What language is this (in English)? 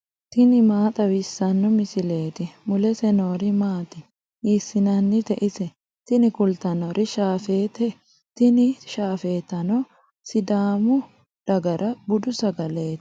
Sidamo